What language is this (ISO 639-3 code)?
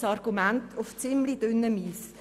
gsw